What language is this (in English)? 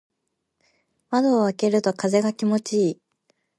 Japanese